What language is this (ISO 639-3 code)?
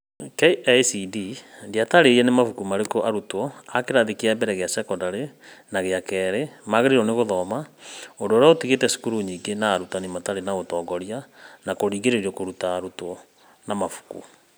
kik